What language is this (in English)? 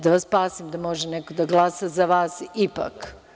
Serbian